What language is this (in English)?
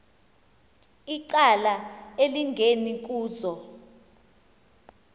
Xhosa